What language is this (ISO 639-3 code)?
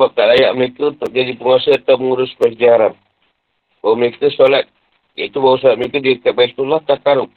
msa